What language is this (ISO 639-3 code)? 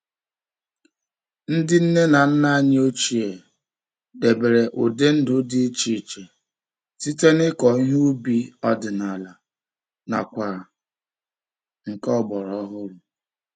ibo